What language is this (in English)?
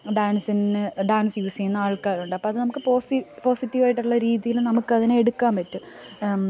Malayalam